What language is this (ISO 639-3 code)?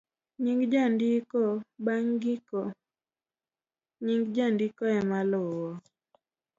luo